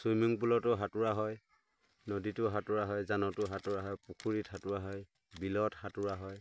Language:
Assamese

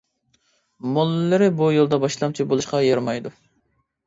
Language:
Uyghur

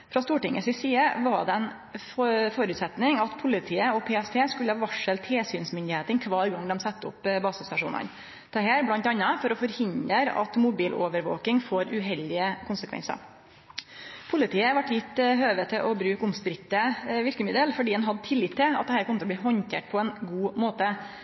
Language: Norwegian Nynorsk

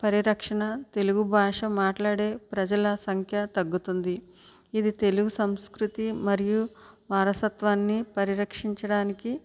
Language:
Telugu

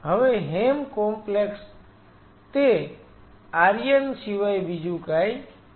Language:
Gujarati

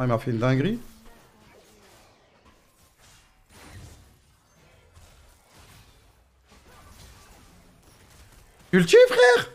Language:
French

